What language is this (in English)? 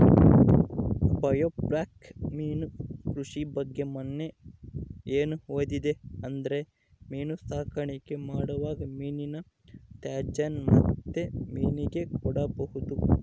Kannada